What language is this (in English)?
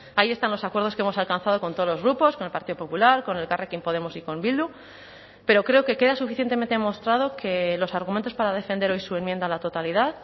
Spanish